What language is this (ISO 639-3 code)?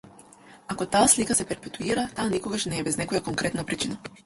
mkd